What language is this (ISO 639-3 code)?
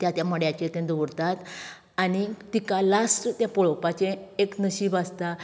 kok